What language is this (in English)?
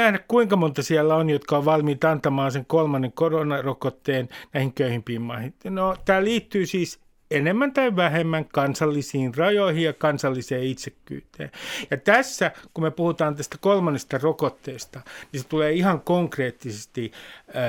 Finnish